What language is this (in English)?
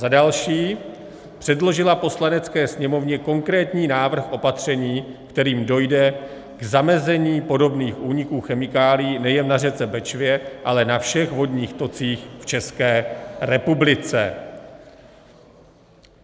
Czech